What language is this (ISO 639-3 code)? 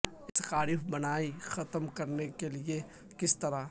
urd